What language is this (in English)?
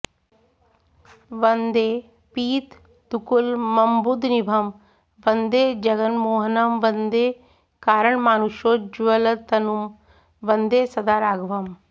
Sanskrit